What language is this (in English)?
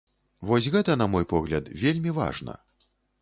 Belarusian